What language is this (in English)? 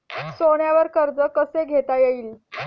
Marathi